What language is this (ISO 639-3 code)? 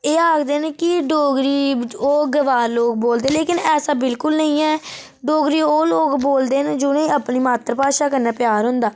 doi